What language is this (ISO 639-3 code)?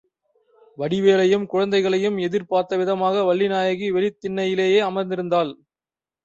tam